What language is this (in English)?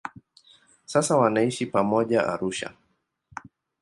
Swahili